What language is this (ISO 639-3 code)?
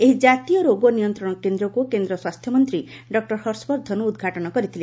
ori